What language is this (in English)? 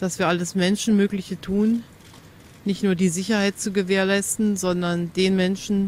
German